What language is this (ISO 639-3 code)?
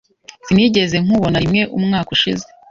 kin